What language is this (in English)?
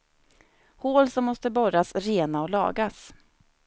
Swedish